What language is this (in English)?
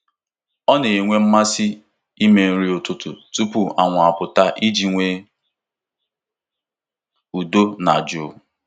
Igbo